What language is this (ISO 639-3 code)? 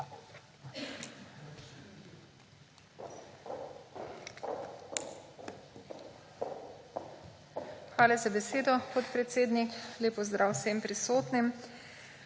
slv